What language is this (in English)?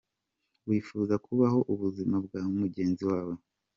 Kinyarwanda